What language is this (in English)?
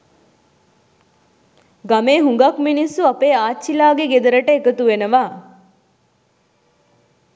Sinhala